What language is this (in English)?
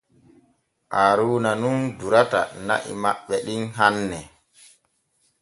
Borgu Fulfulde